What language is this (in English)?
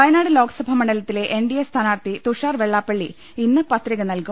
Malayalam